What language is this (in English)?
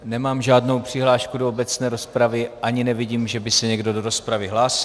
Czech